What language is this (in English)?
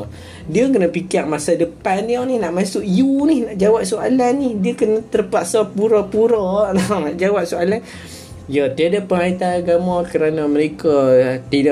Malay